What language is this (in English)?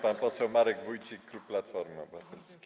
Polish